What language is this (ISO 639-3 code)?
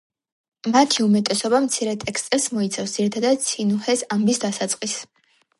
kat